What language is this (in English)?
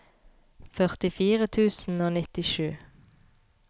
Norwegian